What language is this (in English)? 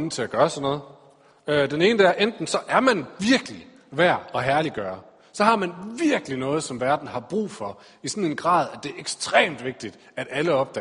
Danish